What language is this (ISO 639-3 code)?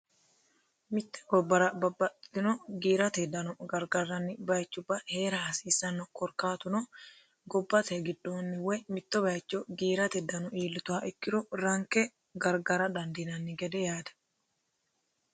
sid